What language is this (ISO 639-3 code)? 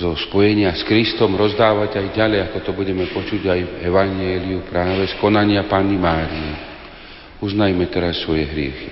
slk